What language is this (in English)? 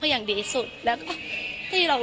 Thai